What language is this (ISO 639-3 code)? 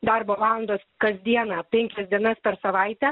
lit